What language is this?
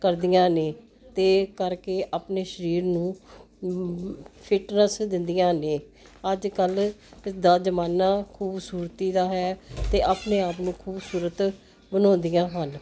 Punjabi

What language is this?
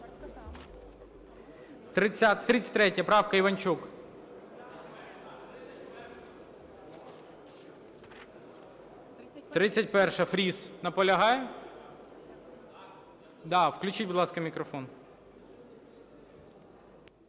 Ukrainian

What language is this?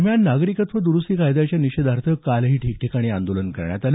Marathi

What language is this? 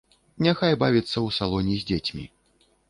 Belarusian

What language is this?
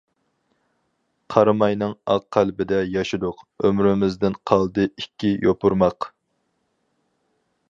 Uyghur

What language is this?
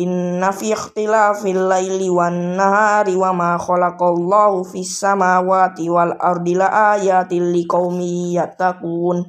Indonesian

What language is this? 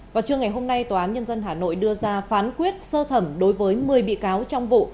Vietnamese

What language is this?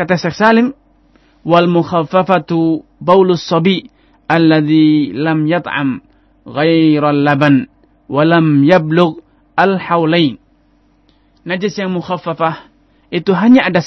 Indonesian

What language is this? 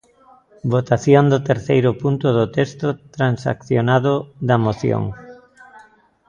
Galician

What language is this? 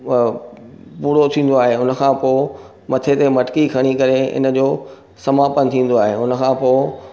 Sindhi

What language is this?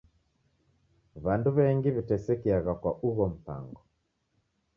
Taita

